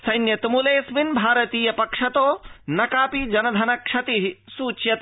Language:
Sanskrit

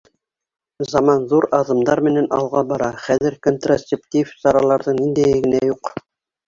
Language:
Bashkir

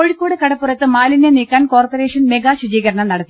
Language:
Malayalam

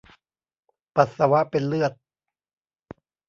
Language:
Thai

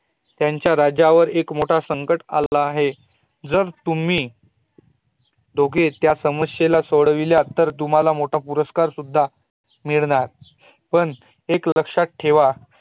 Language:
Marathi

